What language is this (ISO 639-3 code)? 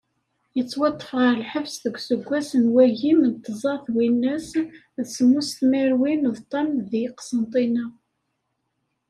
kab